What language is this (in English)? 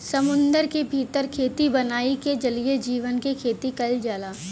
Bhojpuri